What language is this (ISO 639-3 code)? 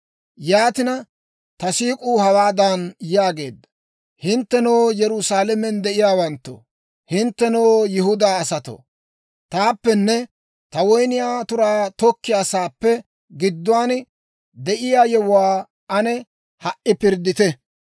dwr